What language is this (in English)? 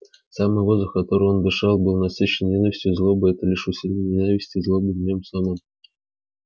Russian